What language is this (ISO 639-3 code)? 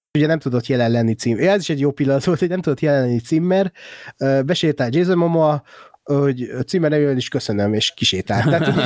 hun